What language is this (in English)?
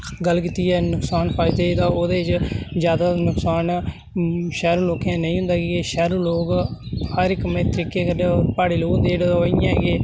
Dogri